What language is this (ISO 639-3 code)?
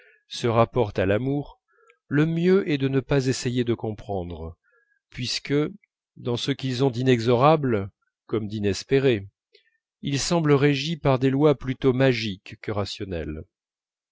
fra